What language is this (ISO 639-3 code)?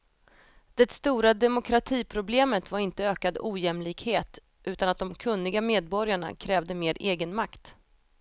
swe